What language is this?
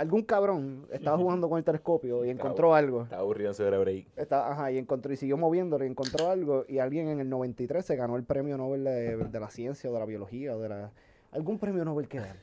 Spanish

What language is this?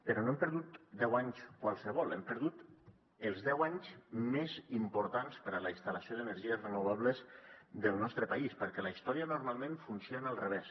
Catalan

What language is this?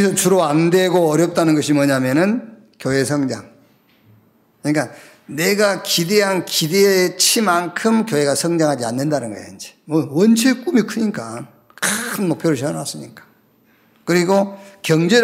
Korean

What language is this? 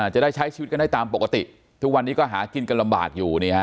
Thai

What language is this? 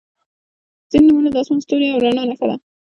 Pashto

